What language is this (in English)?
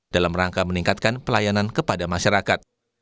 Indonesian